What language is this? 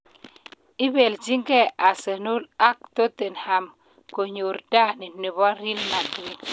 Kalenjin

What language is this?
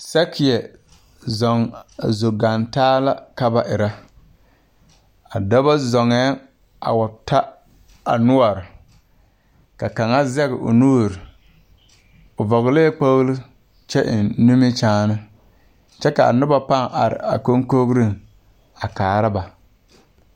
Southern Dagaare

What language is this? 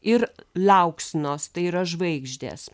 Lithuanian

